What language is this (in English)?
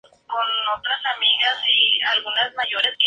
Spanish